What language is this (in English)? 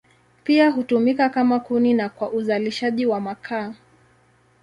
Swahili